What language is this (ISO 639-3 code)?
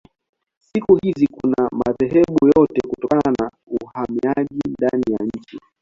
swa